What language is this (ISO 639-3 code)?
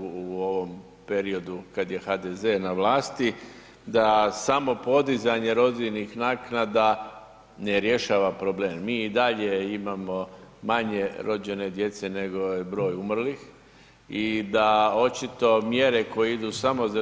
hrv